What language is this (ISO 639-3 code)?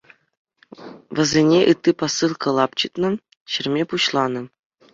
chv